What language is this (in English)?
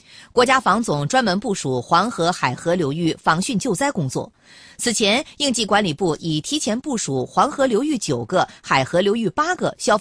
Chinese